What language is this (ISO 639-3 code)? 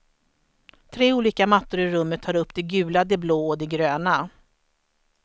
swe